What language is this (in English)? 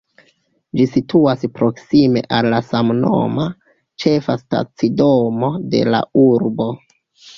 Esperanto